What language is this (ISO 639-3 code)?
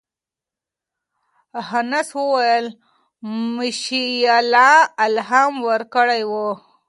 pus